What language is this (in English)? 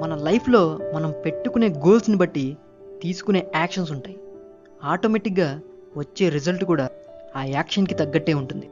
Telugu